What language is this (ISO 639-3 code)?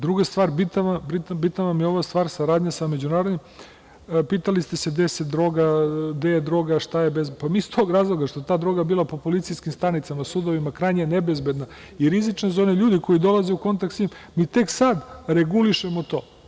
srp